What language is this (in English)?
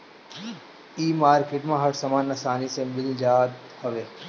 Bhojpuri